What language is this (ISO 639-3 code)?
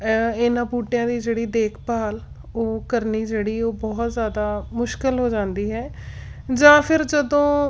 pan